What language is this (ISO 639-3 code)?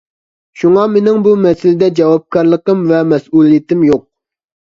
uig